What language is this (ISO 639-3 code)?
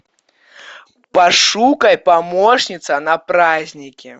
rus